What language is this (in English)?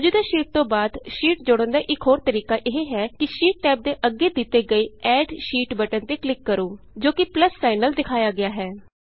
Punjabi